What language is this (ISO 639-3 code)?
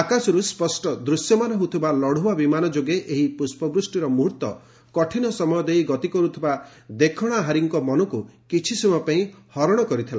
ori